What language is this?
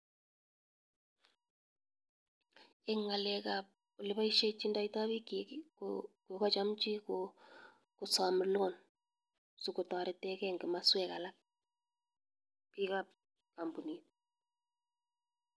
Kalenjin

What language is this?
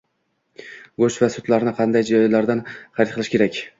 Uzbek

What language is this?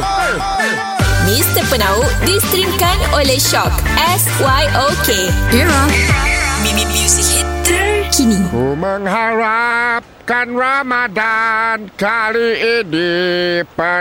Malay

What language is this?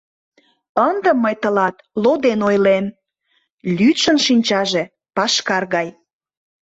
Mari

